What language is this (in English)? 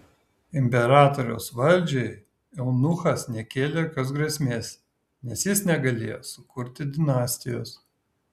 Lithuanian